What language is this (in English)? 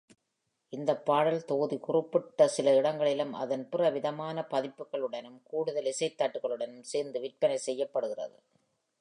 Tamil